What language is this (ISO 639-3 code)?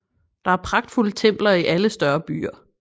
dan